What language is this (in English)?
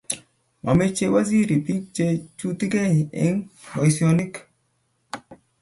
Kalenjin